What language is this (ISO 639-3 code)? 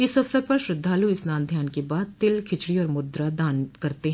hin